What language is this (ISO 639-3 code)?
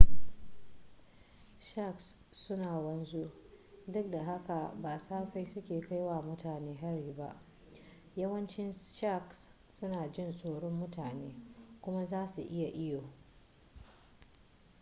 hau